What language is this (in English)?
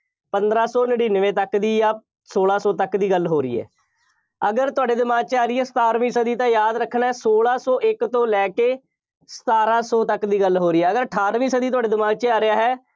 Punjabi